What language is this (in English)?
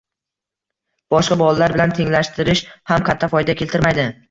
Uzbek